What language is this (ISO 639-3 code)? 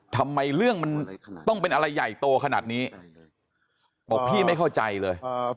tha